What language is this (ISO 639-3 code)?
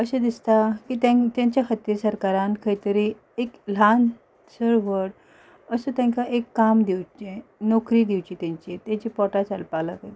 kok